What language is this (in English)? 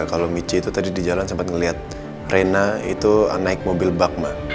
Indonesian